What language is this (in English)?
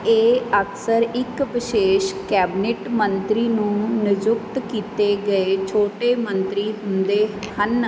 Punjabi